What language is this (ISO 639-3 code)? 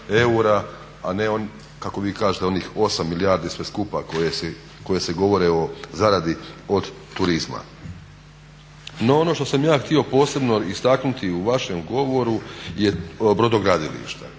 hrv